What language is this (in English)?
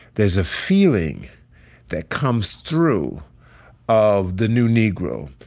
English